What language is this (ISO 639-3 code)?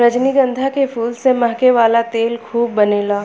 bho